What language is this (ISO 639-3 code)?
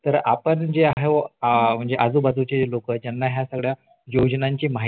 mar